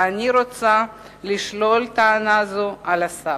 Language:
Hebrew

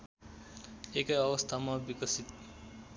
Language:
Nepali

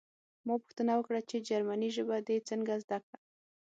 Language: Pashto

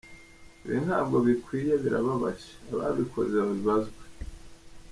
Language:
Kinyarwanda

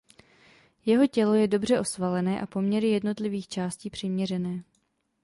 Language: Czech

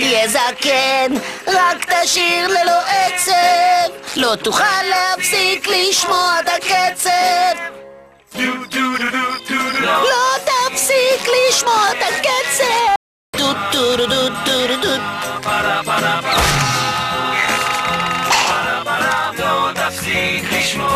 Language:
Hebrew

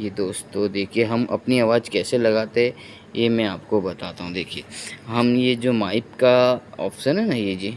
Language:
Hindi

